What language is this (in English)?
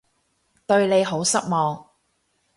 Cantonese